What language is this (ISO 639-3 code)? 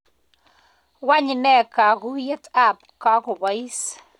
kln